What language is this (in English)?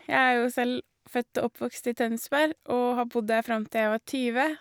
Norwegian